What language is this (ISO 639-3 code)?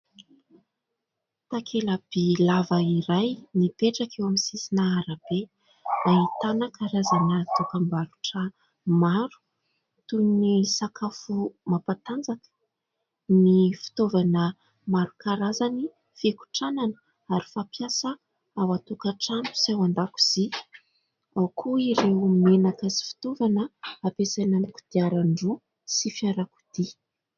mlg